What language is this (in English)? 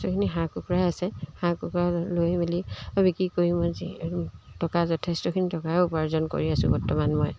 Assamese